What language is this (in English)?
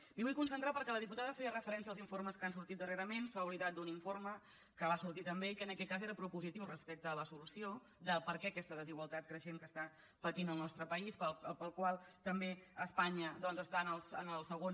Catalan